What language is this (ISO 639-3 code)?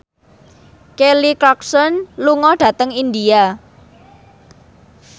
jav